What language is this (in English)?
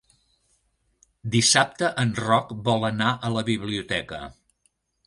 Catalan